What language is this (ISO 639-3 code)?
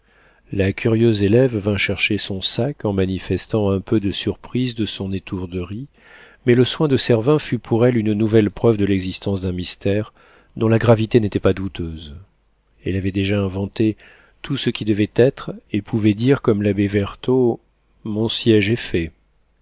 fra